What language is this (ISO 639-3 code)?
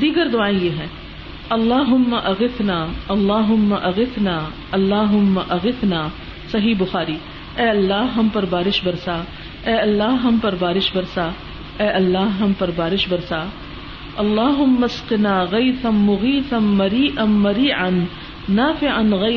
urd